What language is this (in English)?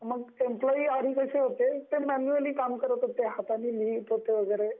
Marathi